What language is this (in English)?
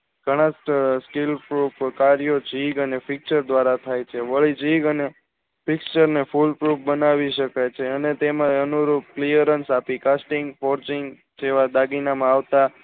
Gujarati